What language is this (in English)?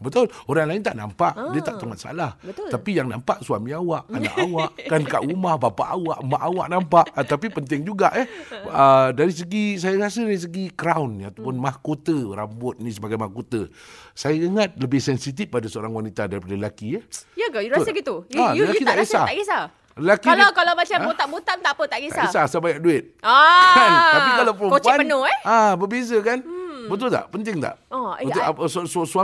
Malay